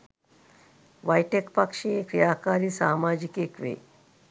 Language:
Sinhala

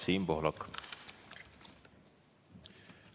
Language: Estonian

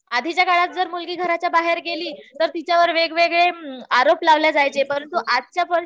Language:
Marathi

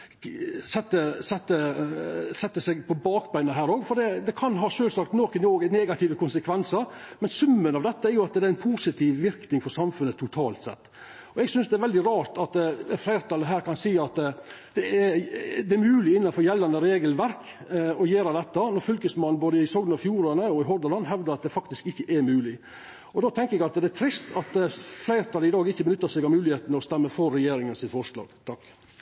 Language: Norwegian Nynorsk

